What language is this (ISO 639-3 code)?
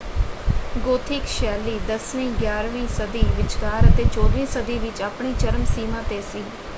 pan